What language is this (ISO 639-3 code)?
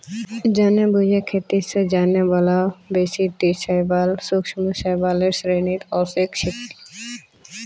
mag